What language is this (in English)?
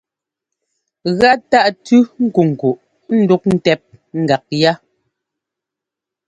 Ngomba